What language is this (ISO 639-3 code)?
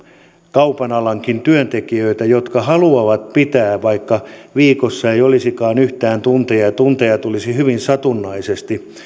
fin